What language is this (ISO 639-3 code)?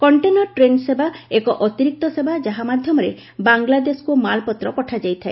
ori